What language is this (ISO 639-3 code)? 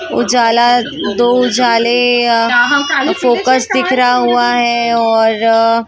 hin